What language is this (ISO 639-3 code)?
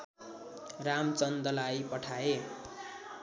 nep